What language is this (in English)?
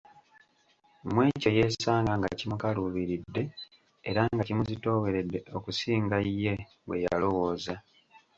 Ganda